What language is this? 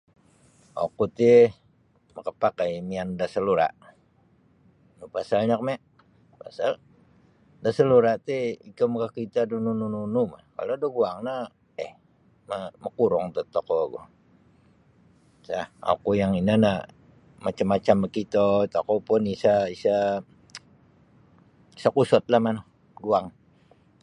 Sabah Bisaya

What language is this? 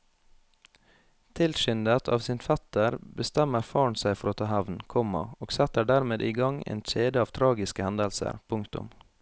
Norwegian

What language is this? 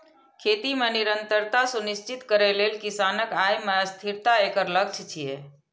Maithili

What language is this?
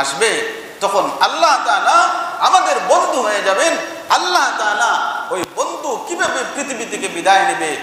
Arabic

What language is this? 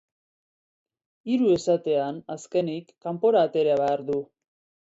Basque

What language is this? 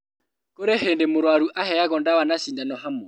Kikuyu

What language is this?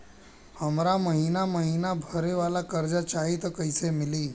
Bhojpuri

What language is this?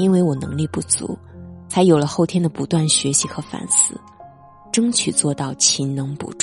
Chinese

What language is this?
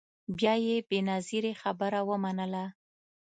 Pashto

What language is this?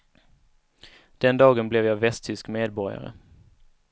Swedish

